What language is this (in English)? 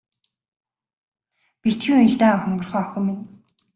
Mongolian